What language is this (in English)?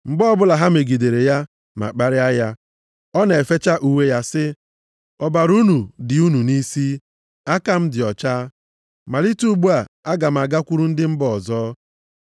Igbo